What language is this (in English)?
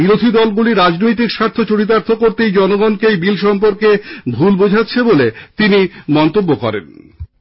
Bangla